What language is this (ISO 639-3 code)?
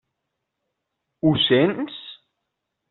cat